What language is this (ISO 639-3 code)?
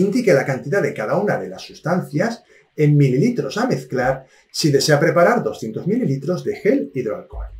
spa